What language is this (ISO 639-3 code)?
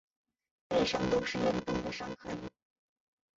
zho